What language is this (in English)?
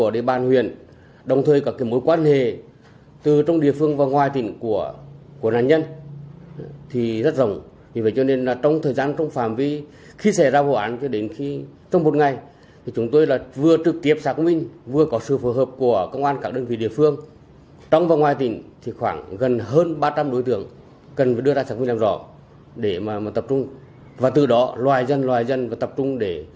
Vietnamese